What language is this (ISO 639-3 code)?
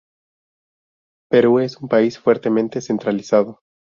spa